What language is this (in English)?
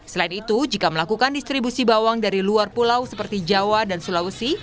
Indonesian